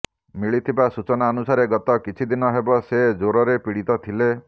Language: Odia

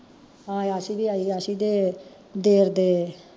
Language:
Punjabi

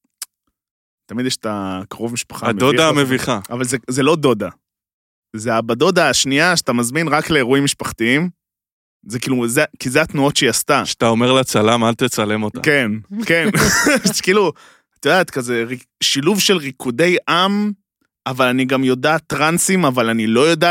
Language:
Hebrew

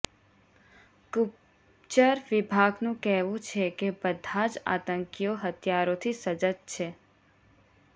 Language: Gujarati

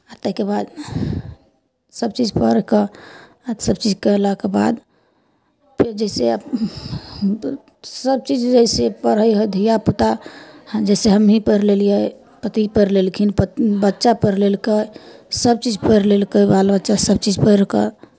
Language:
Maithili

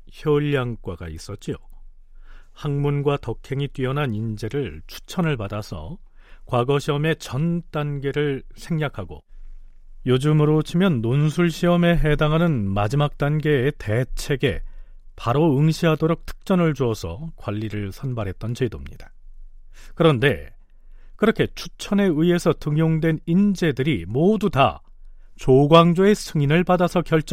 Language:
Korean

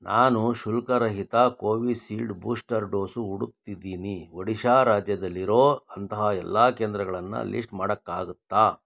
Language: Kannada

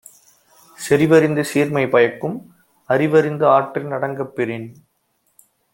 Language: Tamil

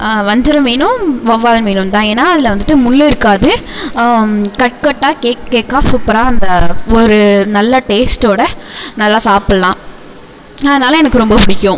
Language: Tamil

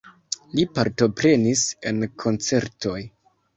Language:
Esperanto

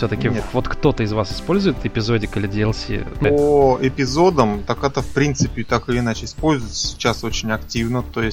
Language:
Russian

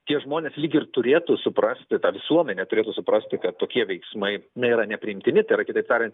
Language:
Lithuanian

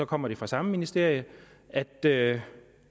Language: Danish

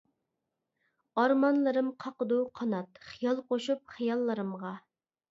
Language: Uyghur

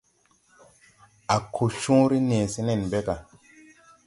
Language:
Tupuri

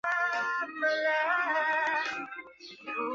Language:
Chinese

